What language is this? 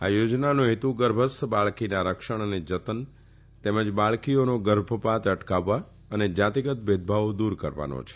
Gujarati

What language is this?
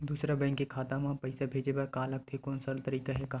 Chhattisgarhi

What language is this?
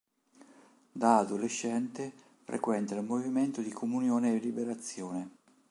Italian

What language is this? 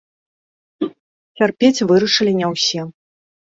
Belarusian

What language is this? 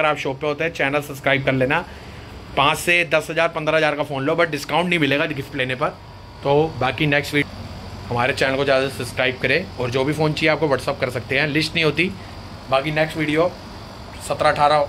Hindi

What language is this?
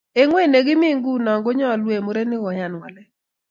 Kalenjin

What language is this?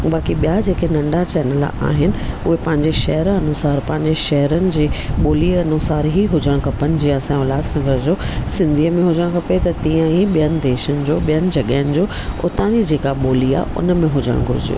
Sindhi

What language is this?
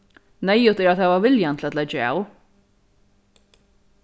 Faroese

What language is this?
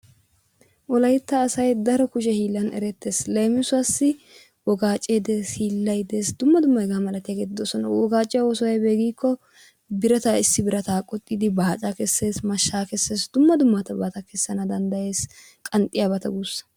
Wolaytta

